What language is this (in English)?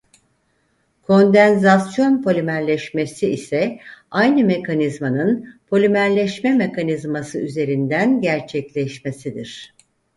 Turkish